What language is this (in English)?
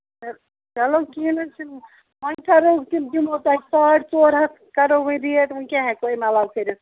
Kashmiri